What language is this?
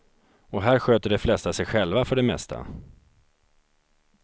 Swedish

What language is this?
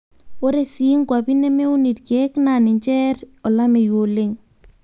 Masai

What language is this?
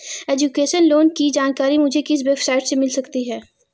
Hindi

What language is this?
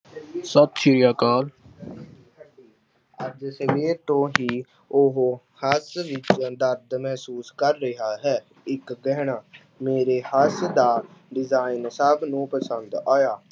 Punjabi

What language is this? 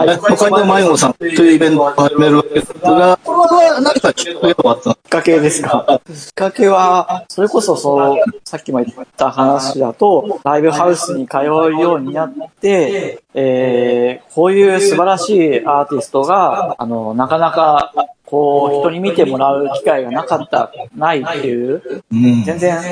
Japanese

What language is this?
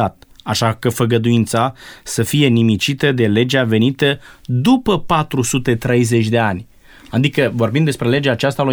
Romanian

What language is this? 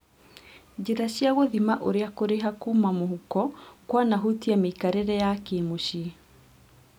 Kikuyu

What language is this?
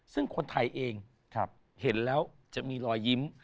Thai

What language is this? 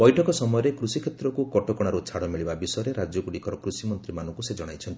Odia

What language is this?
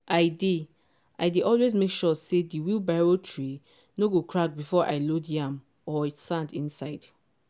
Nigerian Pidgin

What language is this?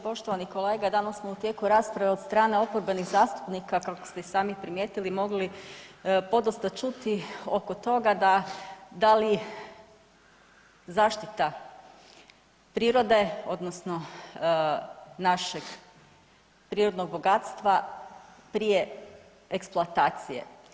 Croatian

